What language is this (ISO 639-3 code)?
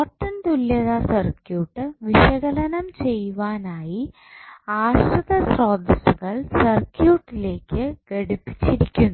mal